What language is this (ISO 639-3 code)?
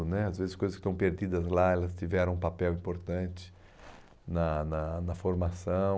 por